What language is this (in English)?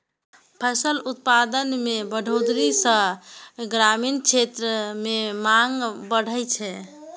Maithili